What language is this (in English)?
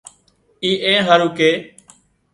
Wadiyara Koli